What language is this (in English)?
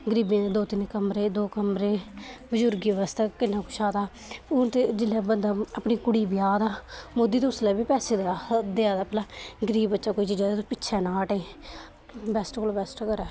Dogri